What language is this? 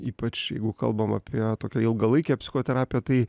Lithuanian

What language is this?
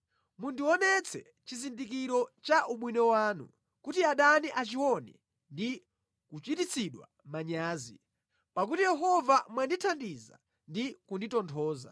Nyanja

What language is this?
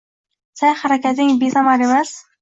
Uzbek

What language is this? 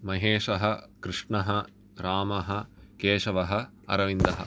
Sanskrit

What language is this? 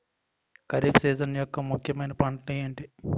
Telugu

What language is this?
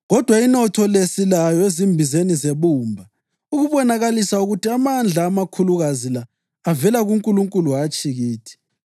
North Ndebele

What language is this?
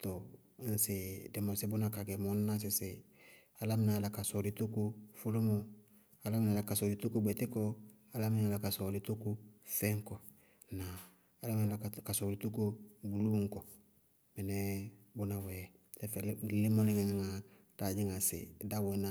Bago-Kusuntu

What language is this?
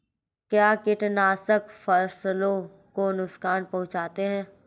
Hindi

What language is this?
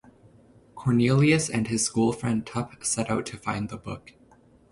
English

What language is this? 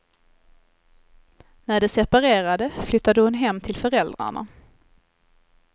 Swedish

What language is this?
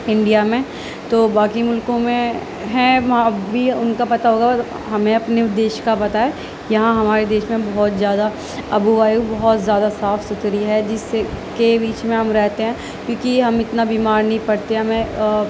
Urdu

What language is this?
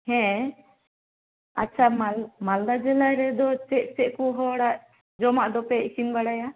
Santali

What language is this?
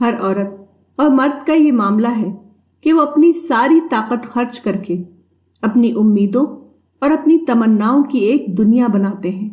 Urdu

